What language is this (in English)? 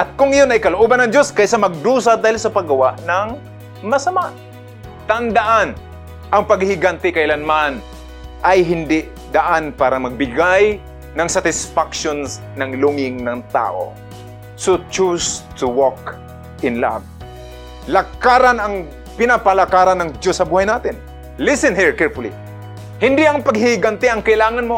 Filipino